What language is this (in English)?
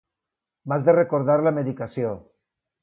Catalan